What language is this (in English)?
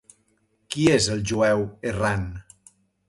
Catalan